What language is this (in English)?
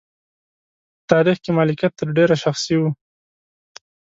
Pashto